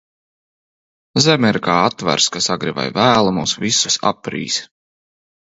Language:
Latvian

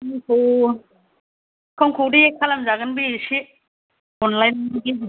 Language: Bodo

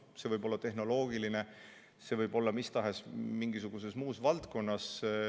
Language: Estonian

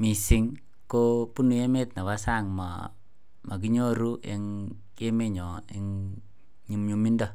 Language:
Kalenjin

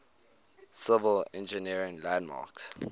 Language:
English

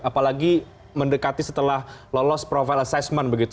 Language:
Indonesian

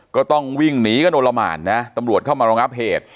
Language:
Thai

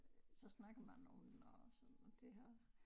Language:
Danish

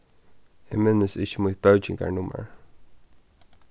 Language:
Faroese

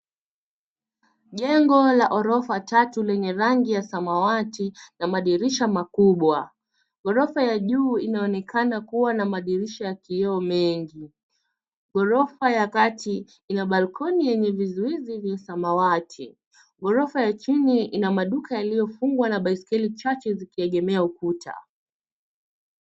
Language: Swahili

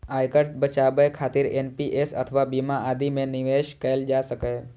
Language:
Maithili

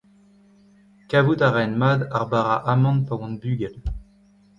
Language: Breton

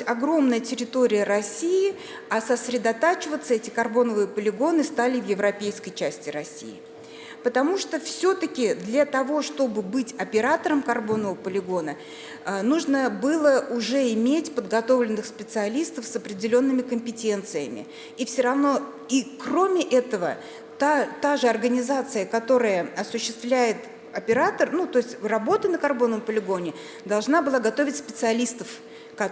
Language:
Russian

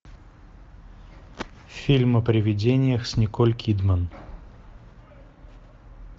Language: Russian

